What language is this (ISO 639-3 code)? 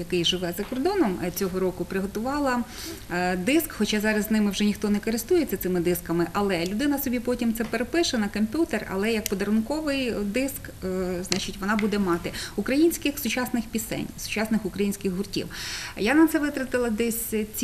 ukr